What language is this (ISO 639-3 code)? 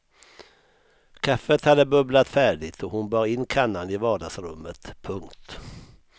swe